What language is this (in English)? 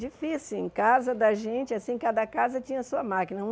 Portuguese